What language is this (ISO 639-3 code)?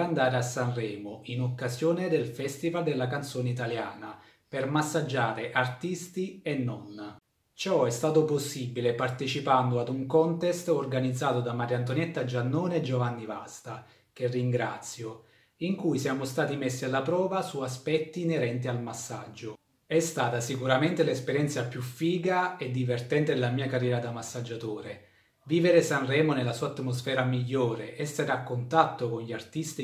ita